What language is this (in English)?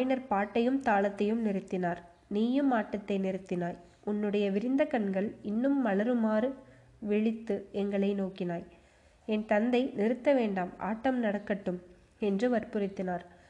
Tamil